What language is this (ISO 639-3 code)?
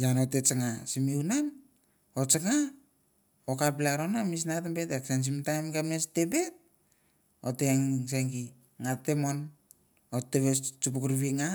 tbf